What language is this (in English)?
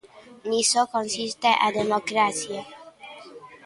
Galician